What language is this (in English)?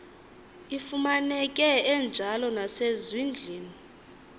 Xhosa